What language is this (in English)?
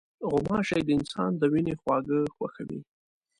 Pashto